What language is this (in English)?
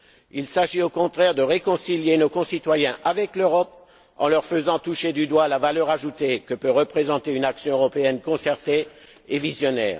French